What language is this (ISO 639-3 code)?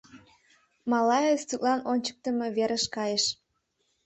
chm